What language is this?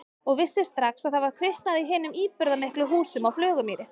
Icelandic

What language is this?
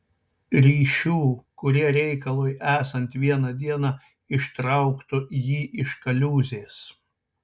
Lithuanian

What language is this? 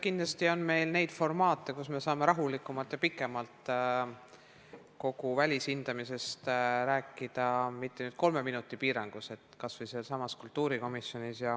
Estonian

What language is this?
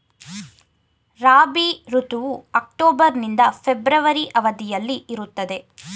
Kannada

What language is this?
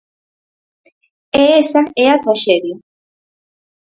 Galician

